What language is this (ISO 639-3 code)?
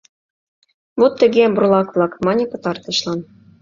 chm